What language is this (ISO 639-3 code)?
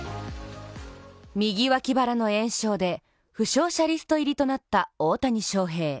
jpn